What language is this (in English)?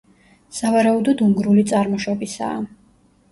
Georgian